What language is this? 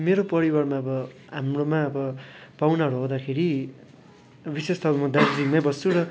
Nepali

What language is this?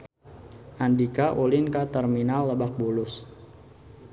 Sundanese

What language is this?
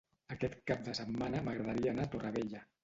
Catalan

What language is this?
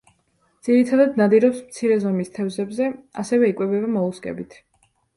Georgian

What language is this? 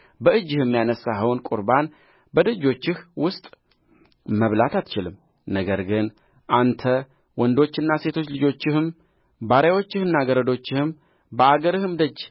Amharic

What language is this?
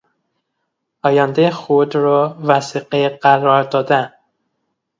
Persian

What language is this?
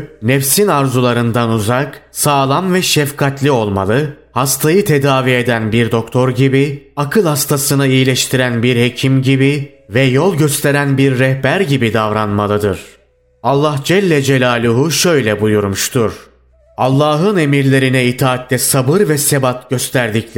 Turkish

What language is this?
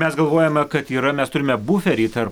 Lithuanian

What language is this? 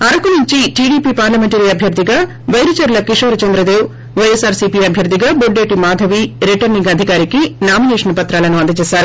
Telugu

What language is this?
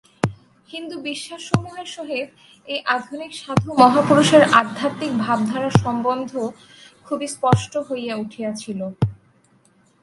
Bangla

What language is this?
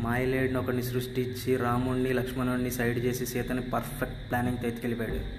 Telugu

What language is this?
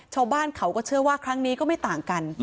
Thai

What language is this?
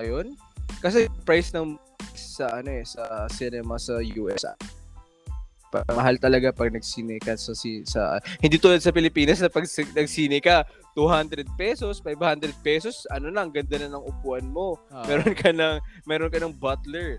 Filipino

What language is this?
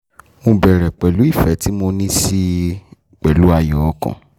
Yoruba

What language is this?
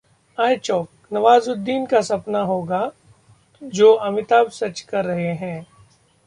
Hindi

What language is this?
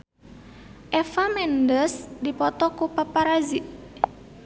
Sundanese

